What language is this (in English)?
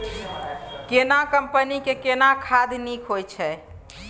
Maithili